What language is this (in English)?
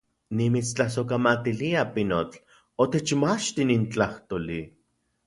Central Puebla Nahuatl